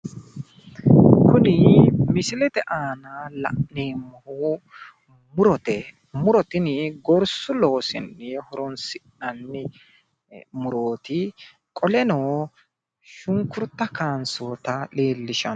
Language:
Sidamo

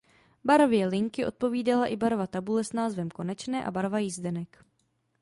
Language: Czech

